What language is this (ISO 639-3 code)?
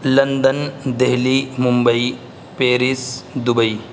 urd